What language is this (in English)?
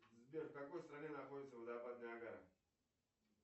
Russian